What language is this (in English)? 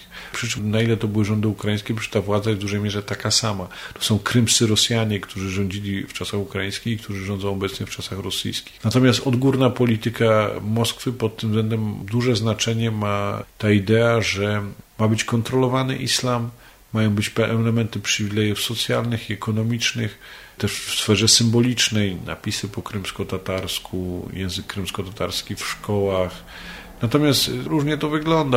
Polish